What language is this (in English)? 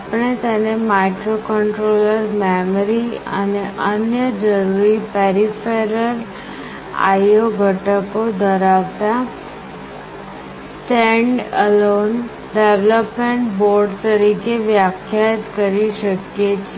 Gujarati